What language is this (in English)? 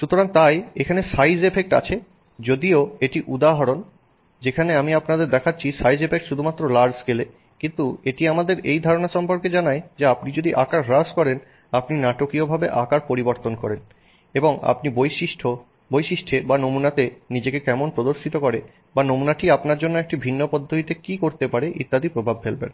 Bangla